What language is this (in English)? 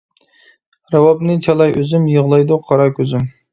Uyghur